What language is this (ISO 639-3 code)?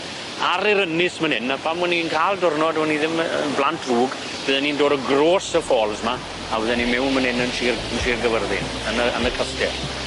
cym